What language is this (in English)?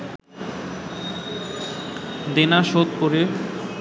Bangla